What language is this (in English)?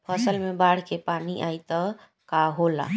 Bhojpuri